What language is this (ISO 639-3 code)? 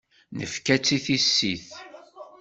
kab